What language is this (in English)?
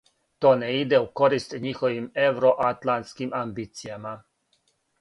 Serbian